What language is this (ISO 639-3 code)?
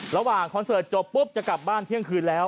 tha